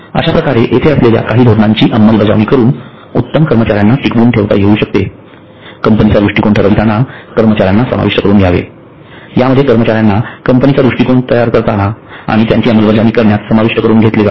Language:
Marathi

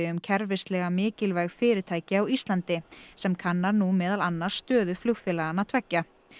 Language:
Icelandic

